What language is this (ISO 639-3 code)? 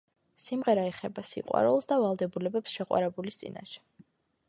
kat